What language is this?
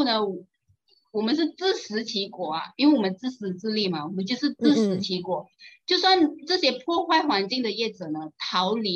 Chinese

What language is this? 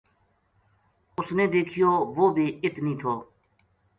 Gujari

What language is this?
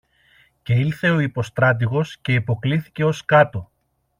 Greek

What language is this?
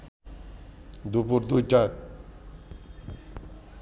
Bangla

